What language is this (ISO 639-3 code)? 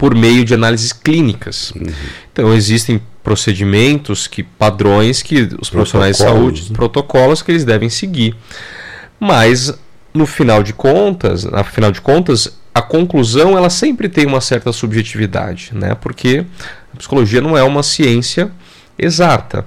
por